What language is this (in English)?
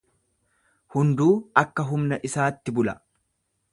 Oromo